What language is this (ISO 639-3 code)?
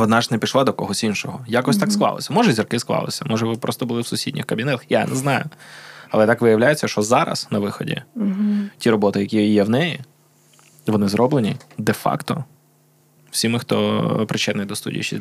ukr